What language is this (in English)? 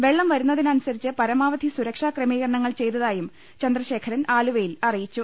Malayalam